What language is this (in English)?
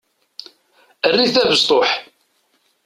Kabyle